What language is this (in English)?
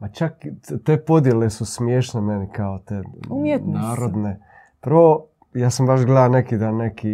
Croatian